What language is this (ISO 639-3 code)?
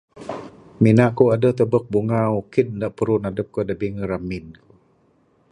sdo